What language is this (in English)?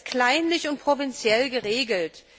German